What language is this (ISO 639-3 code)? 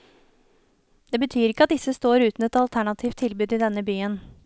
nor